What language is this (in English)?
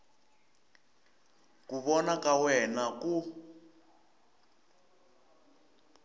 Tsonga